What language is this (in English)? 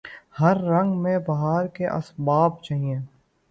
Urdu